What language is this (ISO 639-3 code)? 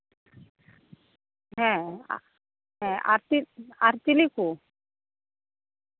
sat